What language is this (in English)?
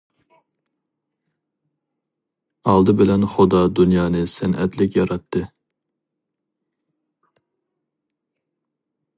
Uyghur